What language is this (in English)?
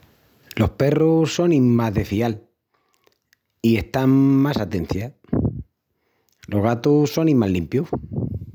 Extremaduran